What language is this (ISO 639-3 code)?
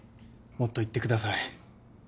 jpn